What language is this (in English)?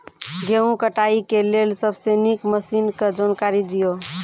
Maithili